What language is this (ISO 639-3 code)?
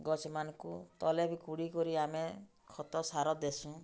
ori